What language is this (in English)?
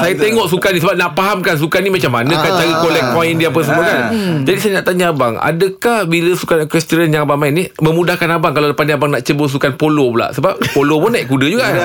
Malay